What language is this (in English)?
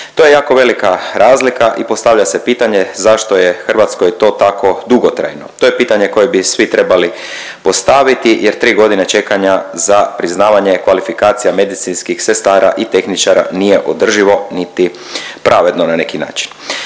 Croatian